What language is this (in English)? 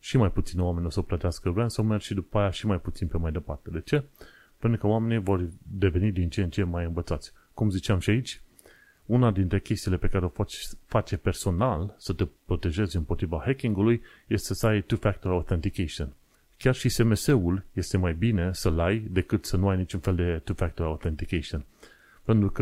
Romanian